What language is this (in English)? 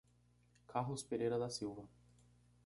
Portuguese